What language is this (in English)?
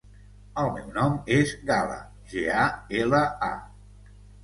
Catalan